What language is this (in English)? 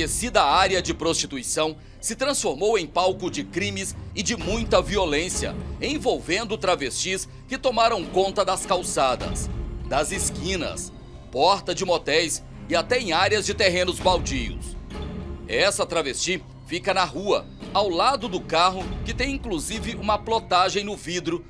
Portuguese